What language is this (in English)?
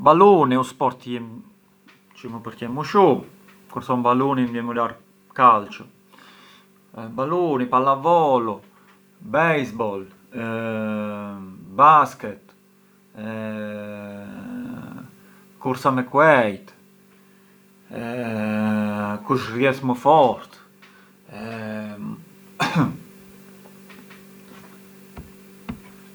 Arbëreshë Albanian